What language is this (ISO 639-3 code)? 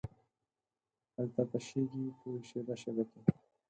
pus